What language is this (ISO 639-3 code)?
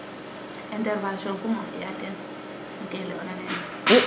srr